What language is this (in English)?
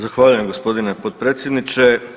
Croatian